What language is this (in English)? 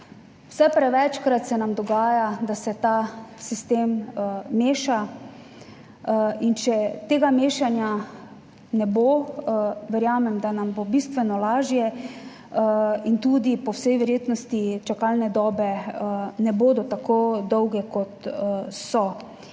Slovenian